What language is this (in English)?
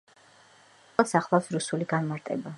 Georgian